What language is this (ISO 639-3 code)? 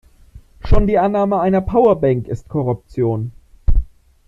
deu